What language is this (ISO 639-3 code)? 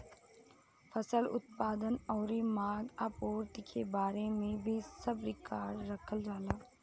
bho